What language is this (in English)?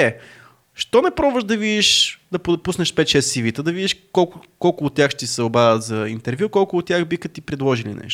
Bulgarian